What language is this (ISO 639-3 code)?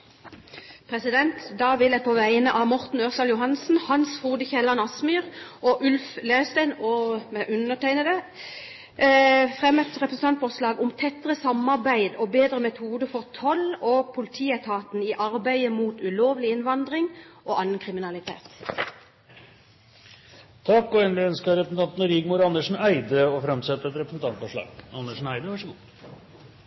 nor